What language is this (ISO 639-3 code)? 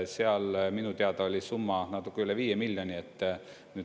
est